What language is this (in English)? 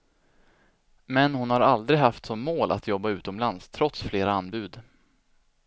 Swedish